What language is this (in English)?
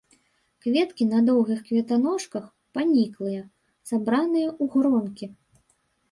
Belarusian